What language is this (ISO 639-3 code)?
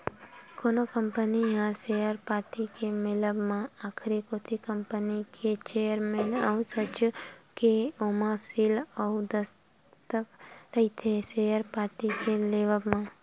hne